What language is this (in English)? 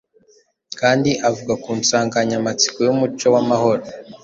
Kinyarwanda